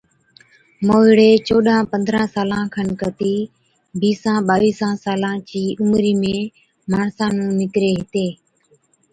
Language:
Od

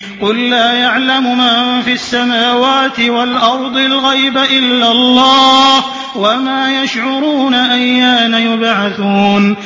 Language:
Arabic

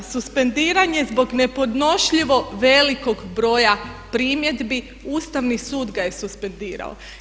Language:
Croatian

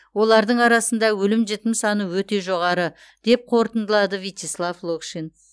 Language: Kazakh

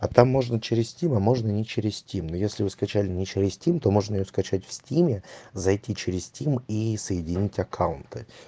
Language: Russian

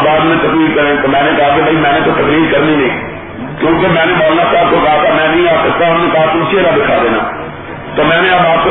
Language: Urdu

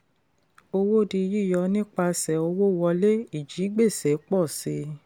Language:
Yoruba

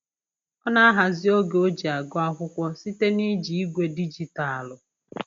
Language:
Igbo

